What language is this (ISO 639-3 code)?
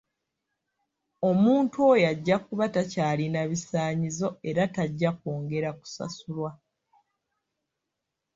lug